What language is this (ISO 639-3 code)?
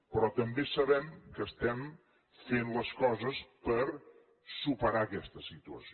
cat